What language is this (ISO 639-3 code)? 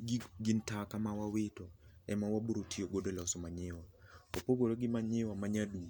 luo